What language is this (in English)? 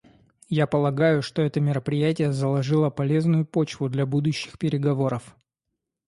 Russian